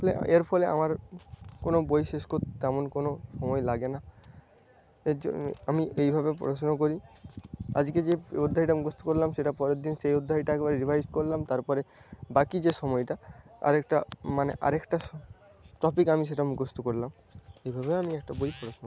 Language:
Bangla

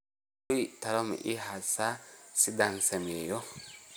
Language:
Somali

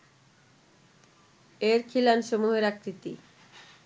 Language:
Bangla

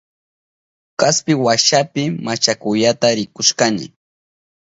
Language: Southern Pastaza Quechua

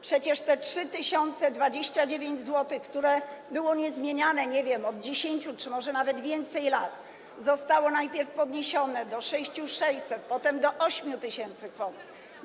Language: Polish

